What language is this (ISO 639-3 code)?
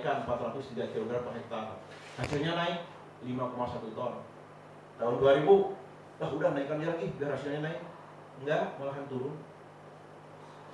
ind